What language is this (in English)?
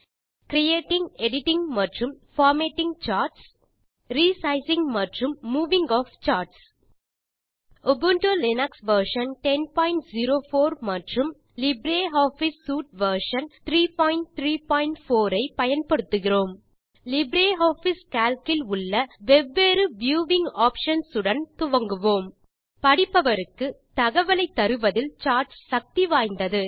Tamil